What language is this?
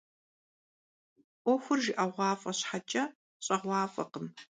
Kabardian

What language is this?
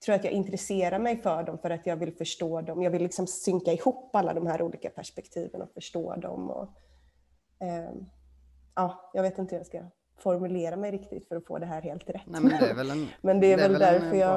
Swedish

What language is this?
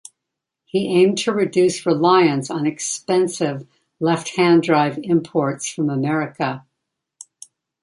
English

